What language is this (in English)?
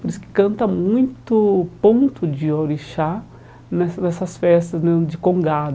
Portuguese